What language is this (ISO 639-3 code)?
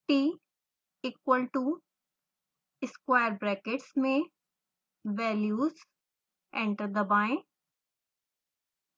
hin